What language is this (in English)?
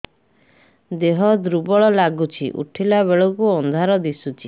Odia